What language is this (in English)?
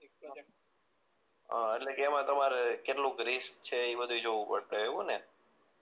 Gujarati